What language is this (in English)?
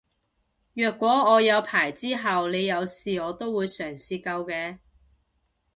Cantonese